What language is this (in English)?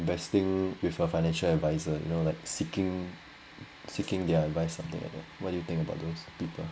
English